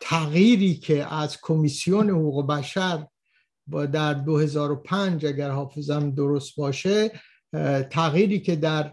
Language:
Persian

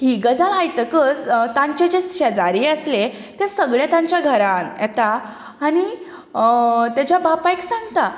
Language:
Konkani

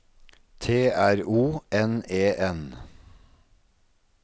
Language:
Norwegian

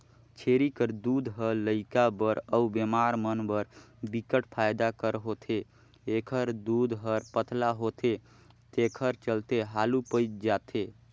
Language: Chhattisgarhi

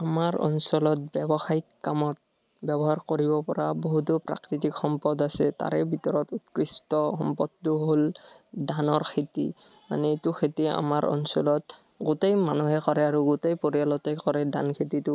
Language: Assamese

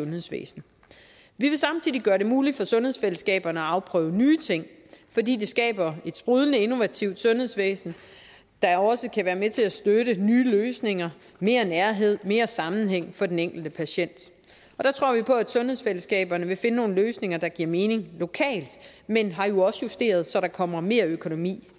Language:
Danish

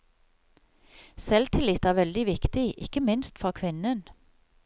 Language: Norwegian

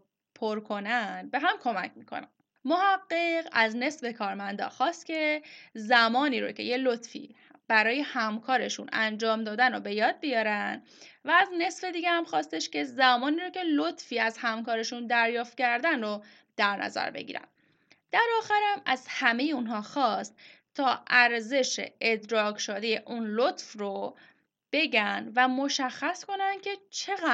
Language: Persian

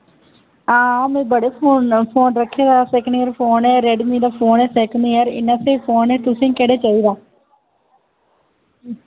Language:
Dogri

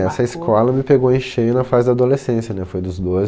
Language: Portuguese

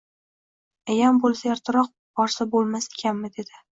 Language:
Uzbek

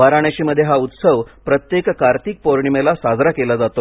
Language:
Marathi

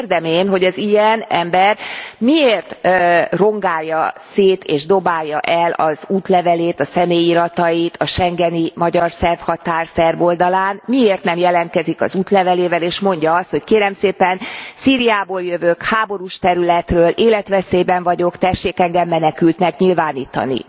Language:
Hungarian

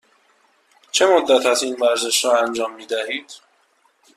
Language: Persian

